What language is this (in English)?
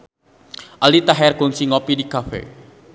Sundanese